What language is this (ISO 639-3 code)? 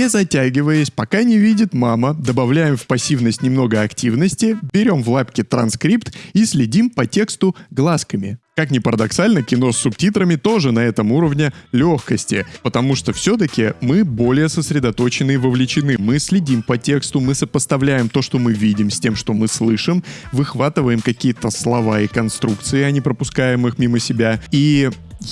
rus